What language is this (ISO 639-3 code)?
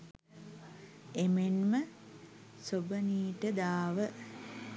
sin